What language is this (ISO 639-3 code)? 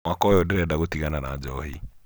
kik